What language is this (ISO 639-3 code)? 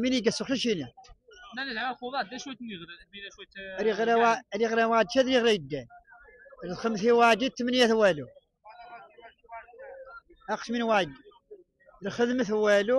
ara